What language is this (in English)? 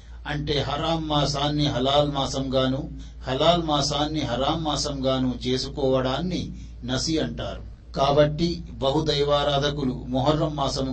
Telugu